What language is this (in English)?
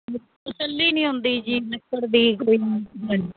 Punjabi